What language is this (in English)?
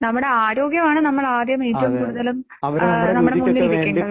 Malayalam